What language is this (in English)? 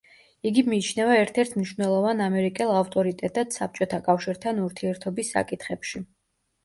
Georgian